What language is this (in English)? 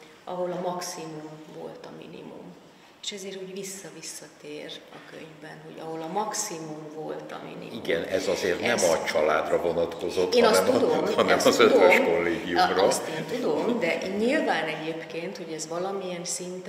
Hungarian